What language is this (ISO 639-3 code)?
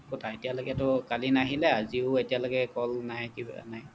asm